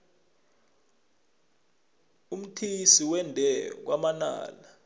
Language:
South Ndebele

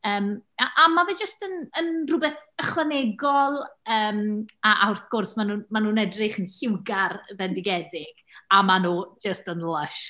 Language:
Welsh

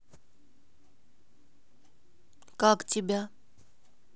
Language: Russian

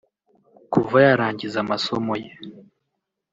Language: Kinyarwanda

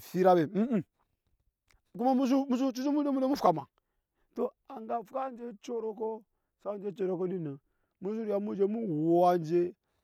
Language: Nyankpa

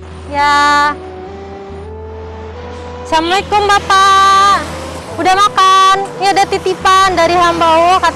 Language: Indonesian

